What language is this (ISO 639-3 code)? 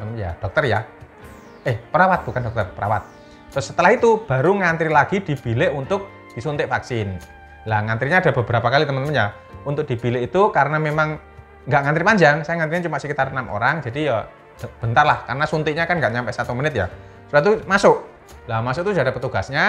ind